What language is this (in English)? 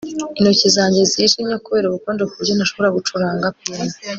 Kinyarwanda